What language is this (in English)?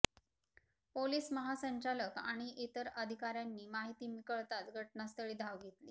Marathi